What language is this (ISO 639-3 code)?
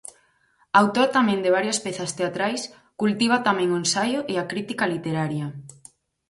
glg